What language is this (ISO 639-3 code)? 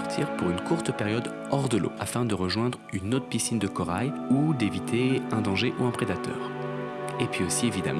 fra